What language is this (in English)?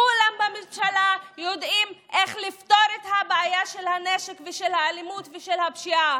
Hebrew